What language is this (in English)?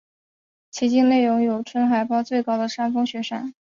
Chinese